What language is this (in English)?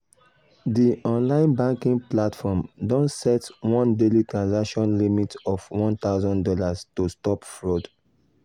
Nigerian Pidgin